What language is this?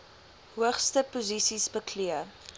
Afrikaans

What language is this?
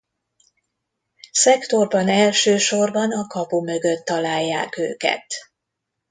Hungarian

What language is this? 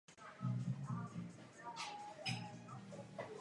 Czech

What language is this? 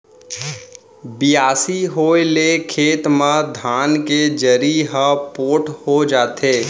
Chhattisgarhi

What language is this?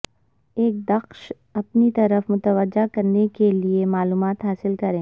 Urdu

